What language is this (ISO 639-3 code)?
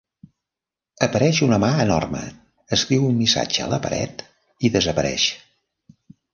cat